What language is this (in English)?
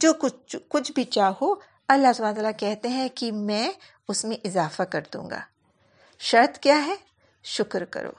Urdu